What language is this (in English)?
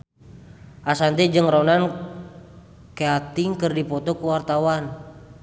Sundanese